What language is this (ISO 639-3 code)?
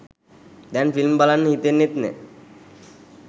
sin